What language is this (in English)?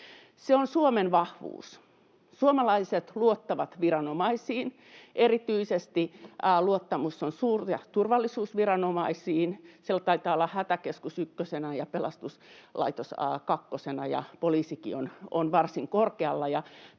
Finnish